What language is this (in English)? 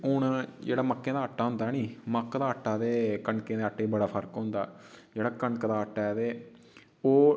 Dogri